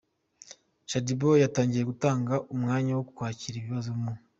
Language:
Kinyarwanda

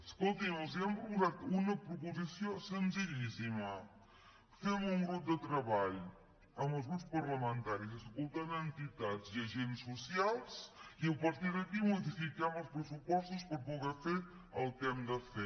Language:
Catalan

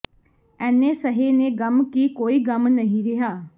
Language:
Punjabi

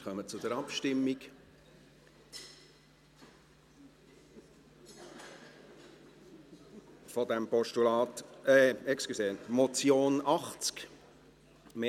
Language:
Swiss German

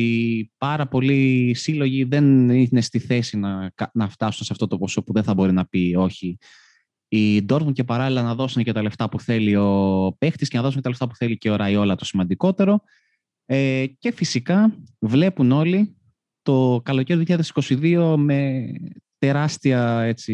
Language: Greek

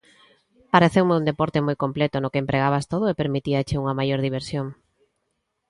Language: Galician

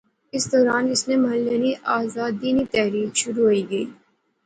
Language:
Pahari-Potwari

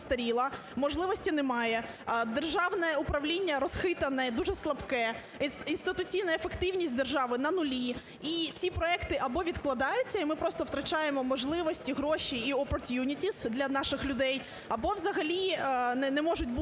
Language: Ukrainian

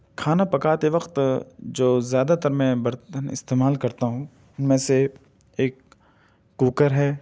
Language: Urdu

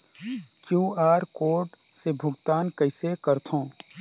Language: Chhattisgarhi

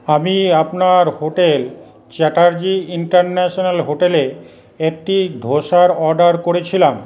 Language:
Bangla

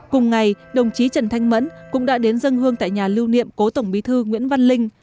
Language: Vietnamese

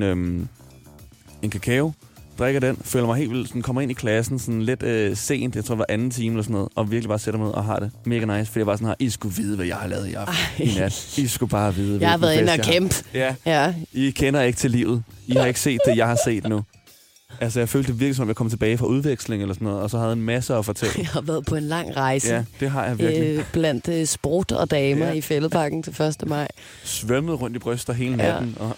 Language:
Danish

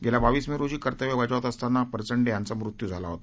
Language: Marathi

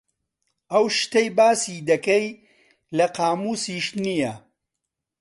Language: Central Kurdish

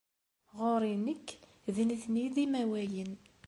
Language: Kabyle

